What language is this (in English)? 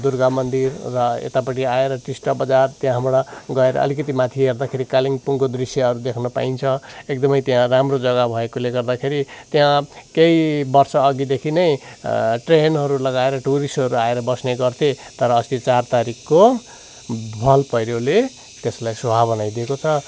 Nepali